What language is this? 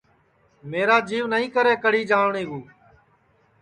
Sansi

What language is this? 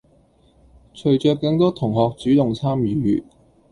Cantonese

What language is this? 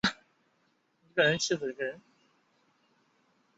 Chinese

